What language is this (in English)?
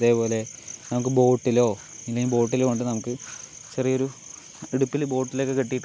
Malayalam